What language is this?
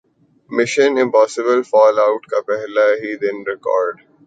Urdu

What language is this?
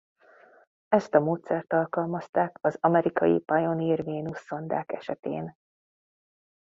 Hungarian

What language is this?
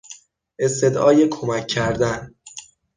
Persian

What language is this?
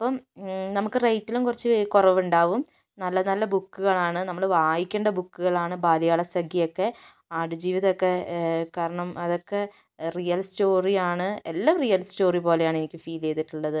Malayalam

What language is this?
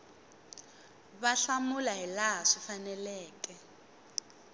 Tsonga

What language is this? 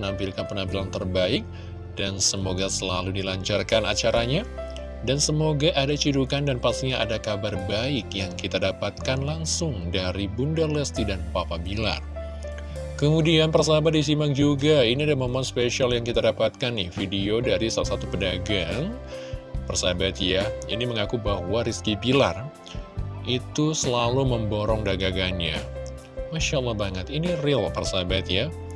Indonesian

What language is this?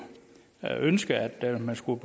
Danish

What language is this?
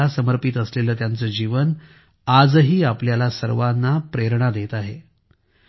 Marathi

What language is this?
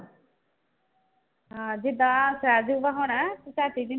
Punjabi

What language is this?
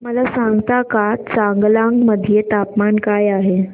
Marathi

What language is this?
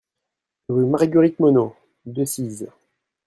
French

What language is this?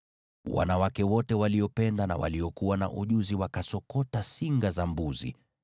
Swahili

